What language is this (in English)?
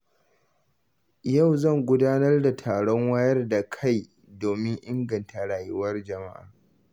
Hausa